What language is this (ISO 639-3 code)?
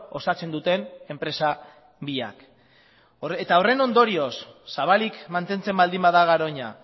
eus